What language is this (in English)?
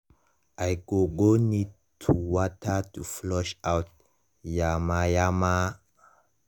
Nigerian Pidgin